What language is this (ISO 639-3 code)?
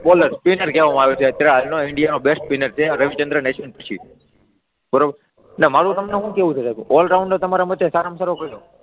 guj